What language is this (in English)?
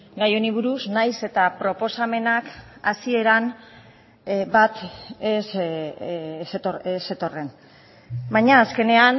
Basque